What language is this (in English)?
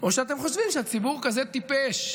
Hebrew